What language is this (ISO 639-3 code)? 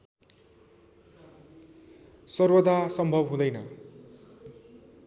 nep